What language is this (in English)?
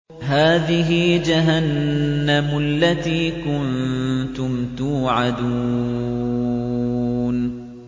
Arabic